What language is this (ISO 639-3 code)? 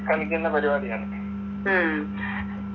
mal